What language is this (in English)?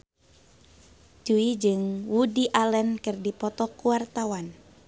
Sundanese